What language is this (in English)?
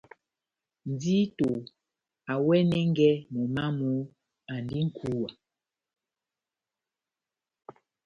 Batanga